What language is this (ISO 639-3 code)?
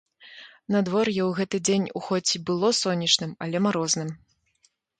bel